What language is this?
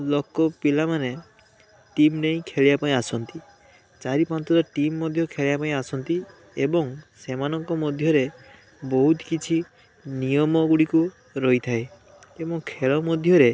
Odia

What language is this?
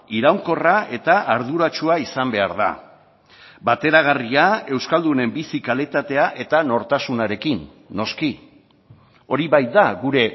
Basque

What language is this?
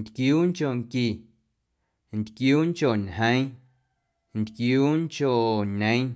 Guerrero Amuzgo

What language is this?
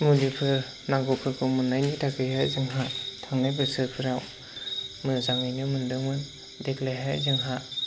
Bodo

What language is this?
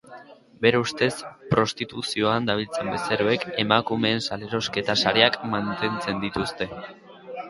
Basque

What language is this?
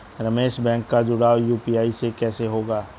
Hindi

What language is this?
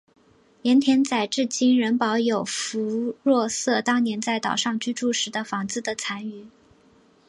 Chinese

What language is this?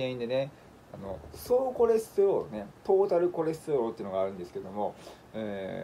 Japanese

